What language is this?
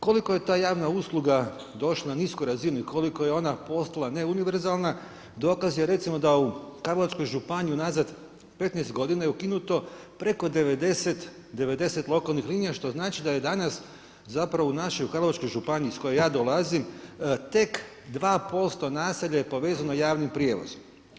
Croatian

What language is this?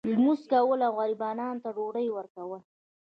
Pashto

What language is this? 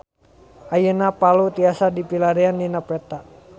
Sundanese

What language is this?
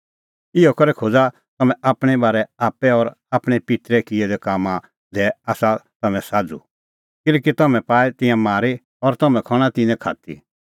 Kullu Pahari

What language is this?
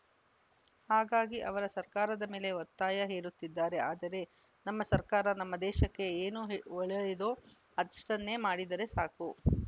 Kannada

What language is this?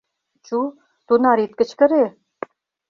Mari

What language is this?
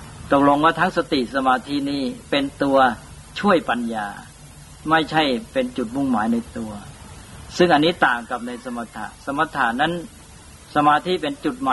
Thai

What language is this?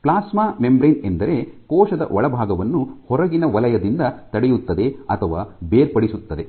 Kannada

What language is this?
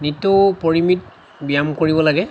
Assamese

